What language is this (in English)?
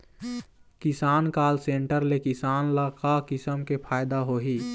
Chhattisgarhi